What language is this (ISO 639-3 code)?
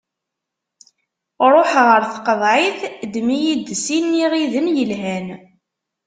kab